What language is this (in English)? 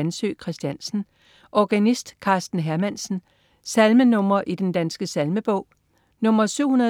Danish